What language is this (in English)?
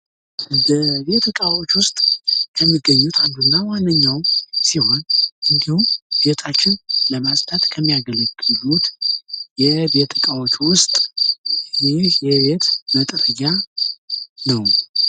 Amharic